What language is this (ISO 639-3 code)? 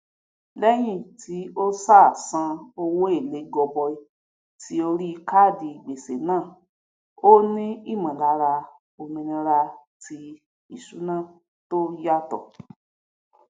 yor